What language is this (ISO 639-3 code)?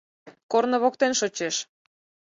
chm